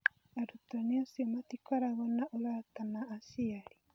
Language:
Kikuyu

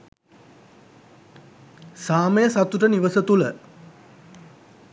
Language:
Sinhala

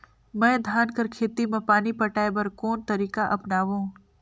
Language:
Chhattisgarhi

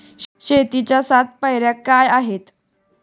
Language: Marathi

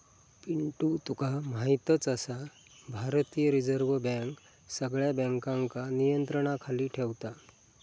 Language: Marathi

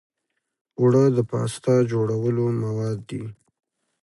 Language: Pashto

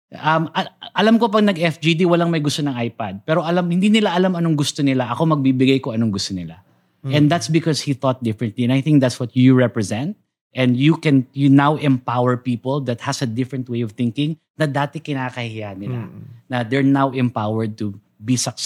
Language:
Filipino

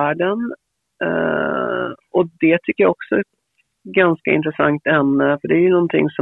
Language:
Swedish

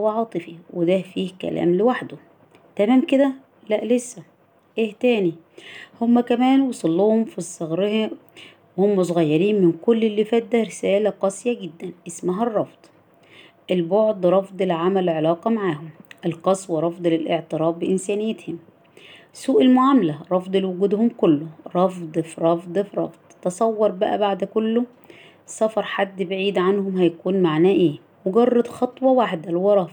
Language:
Arabic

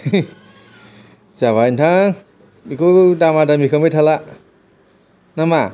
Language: Bodo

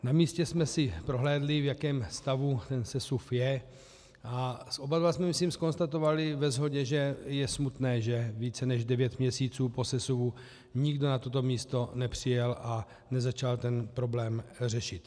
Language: Czech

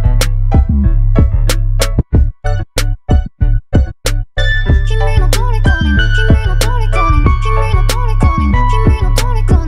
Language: Japanese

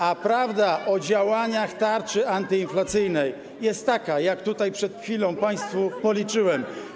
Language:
Polish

